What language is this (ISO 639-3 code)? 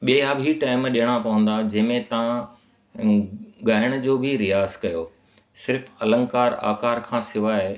snd